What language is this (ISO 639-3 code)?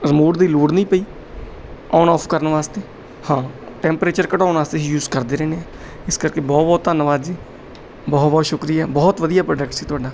pan